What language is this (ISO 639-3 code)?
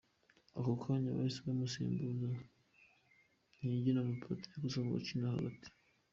kin